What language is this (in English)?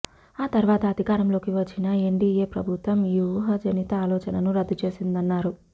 Telugu